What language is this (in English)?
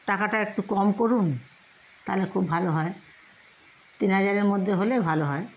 Bangla